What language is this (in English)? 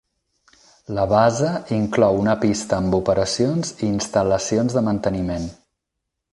Catalan